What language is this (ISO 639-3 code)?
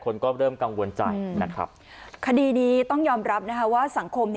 tha